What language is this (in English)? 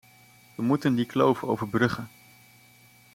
Dutch